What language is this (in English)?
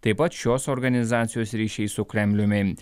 Lithuanian